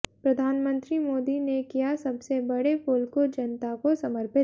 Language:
Hindi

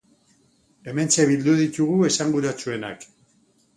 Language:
Basque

